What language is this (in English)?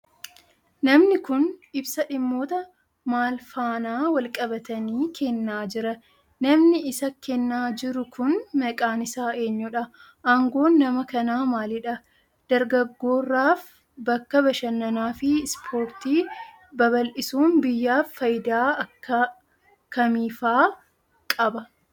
Oromo